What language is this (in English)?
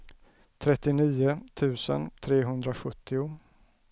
Swedish